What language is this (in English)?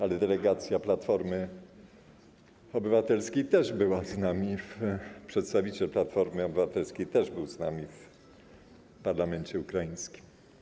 Polish